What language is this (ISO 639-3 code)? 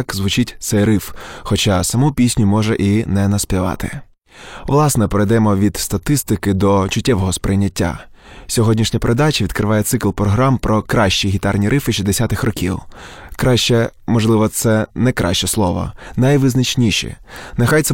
ukr